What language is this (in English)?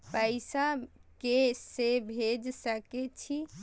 Maithili